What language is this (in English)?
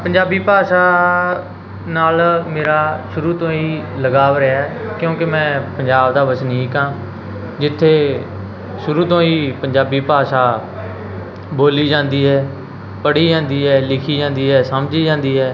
Punjabi